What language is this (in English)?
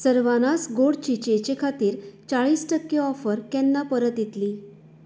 Konkani